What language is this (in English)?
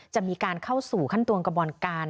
Thai